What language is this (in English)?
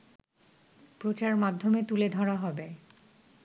Bangla